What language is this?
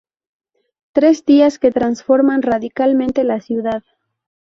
Spanish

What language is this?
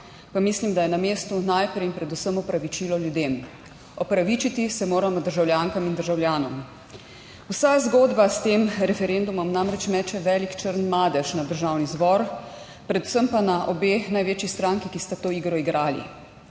Slovenian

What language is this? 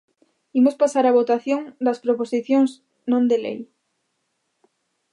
Galician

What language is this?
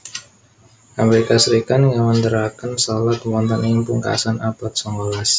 Javanese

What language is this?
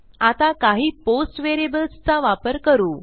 Marathi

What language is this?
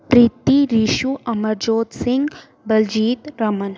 Punjabi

